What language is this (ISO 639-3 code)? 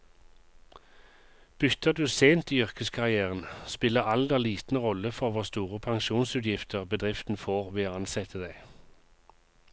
nor